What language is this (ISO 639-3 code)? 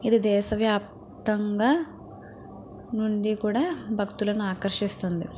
tel